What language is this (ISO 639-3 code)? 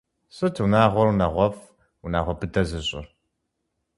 kbd